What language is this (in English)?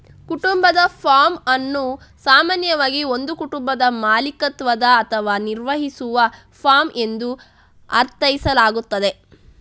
Kannada